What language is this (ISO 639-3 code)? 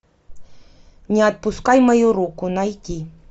rus